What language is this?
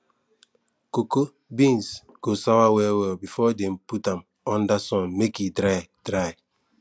Nigerian Pidgin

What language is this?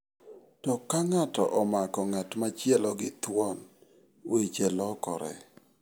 Luo (Kenya and Tanzania)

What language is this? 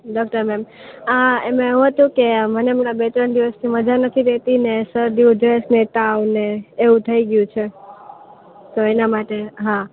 Gujarati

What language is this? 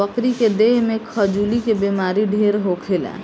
Bhojpuri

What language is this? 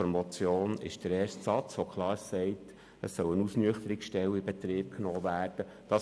Swiss German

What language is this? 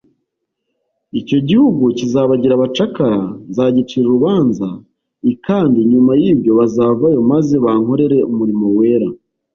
Kinyarwanda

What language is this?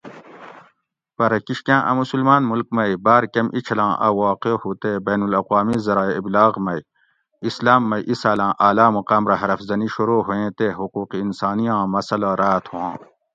Gawri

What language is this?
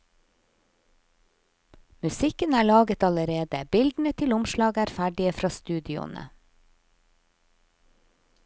Norwegian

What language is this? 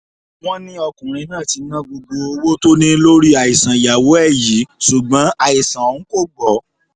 Yoruba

